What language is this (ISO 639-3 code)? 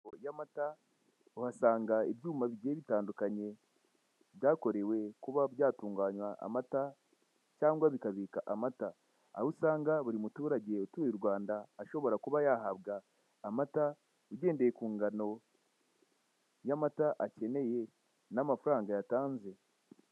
kin